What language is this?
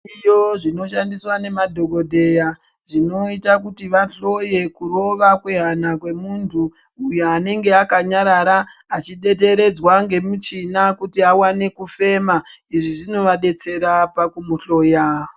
Ndau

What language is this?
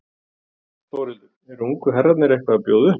Icelandic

